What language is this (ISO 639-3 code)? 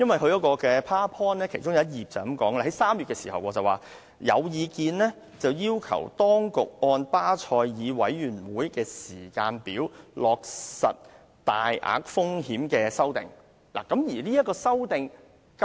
yue